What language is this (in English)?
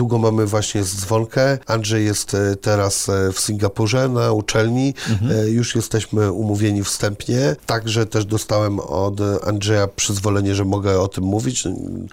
Polish